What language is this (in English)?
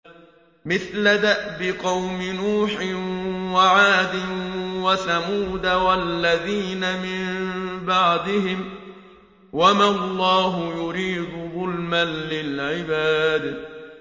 Arabic